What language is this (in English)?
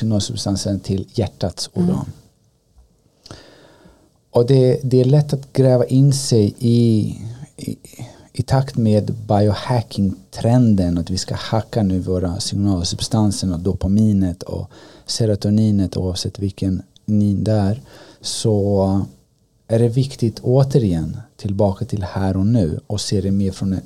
Swedish